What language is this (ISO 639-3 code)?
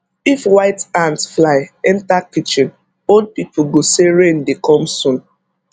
pcm